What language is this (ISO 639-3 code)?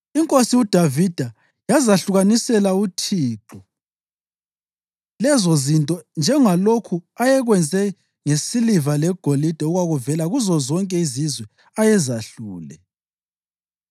nde